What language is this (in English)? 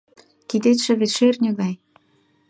Mari